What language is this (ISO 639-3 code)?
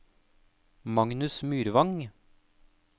nor